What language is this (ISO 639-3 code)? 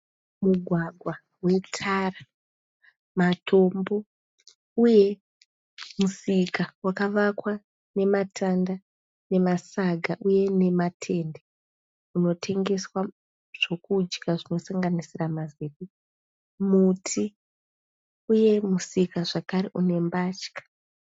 sna